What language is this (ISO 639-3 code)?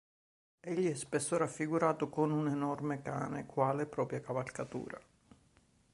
ita